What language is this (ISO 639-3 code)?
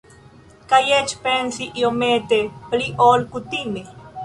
epo